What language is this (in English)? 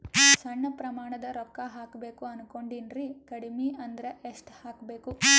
Kannada